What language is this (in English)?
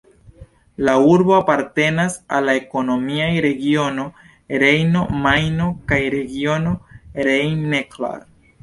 Esperanto